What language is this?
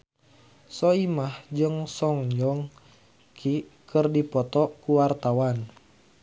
Sundanese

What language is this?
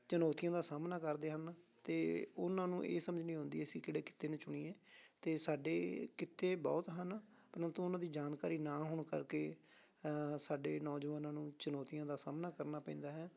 Punjabi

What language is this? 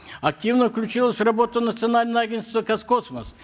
Kazakh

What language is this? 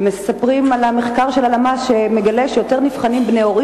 Hebrew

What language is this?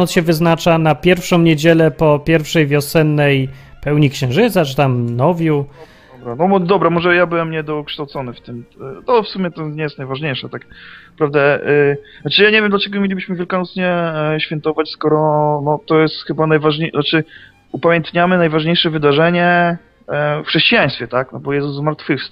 Polish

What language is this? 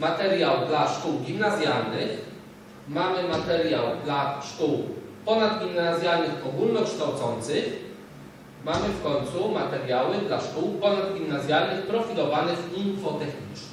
Polish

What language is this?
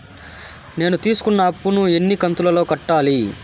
Telugu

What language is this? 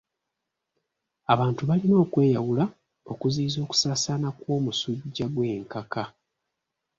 Ganda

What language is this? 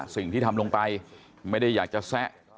Thai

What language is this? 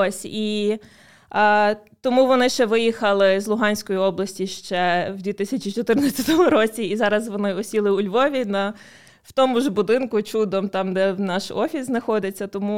Ukrainian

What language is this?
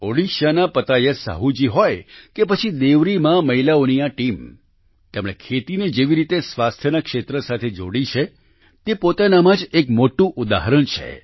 Gujarati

